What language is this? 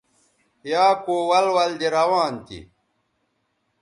Bateri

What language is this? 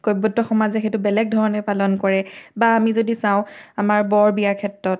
Assamese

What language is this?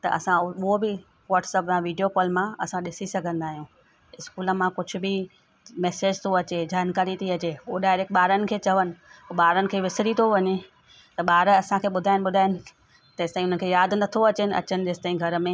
Sindhi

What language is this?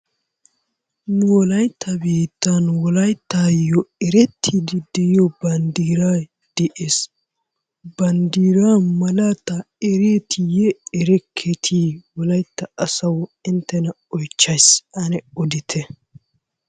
Wolaytta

